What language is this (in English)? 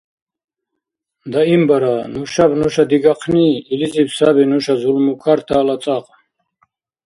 Dargwa